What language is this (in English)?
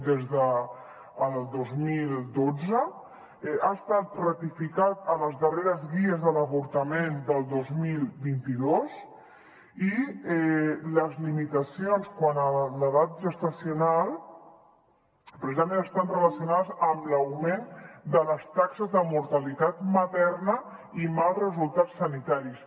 Catalan